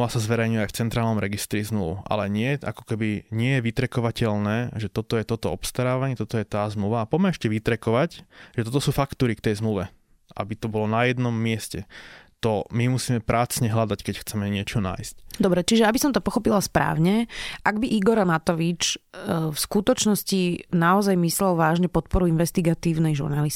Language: Slovak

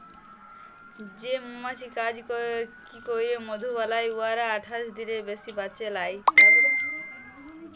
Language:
Bangla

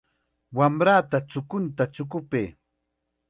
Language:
Chiquián Ancash Quechua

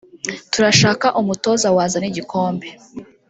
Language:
Kinyarwanda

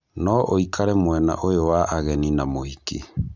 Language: Kikuyu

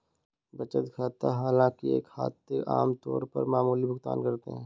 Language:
Hindi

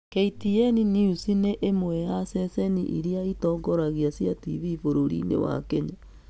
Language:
Kikuyu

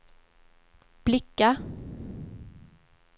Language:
Swedish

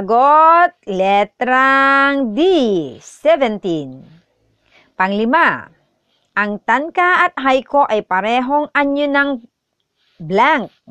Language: Filipino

